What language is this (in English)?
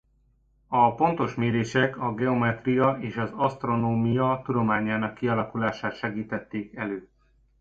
Hungarian